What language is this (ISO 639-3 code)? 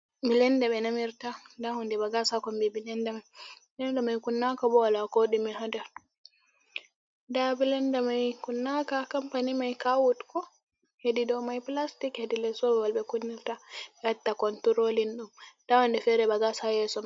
ful